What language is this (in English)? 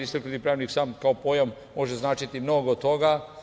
Serbian